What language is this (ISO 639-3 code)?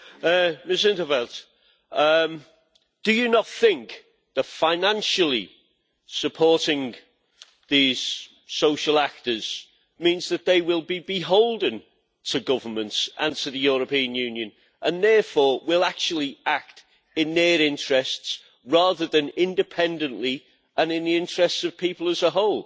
eng